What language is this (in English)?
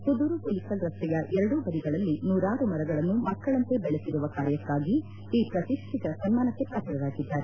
Kannada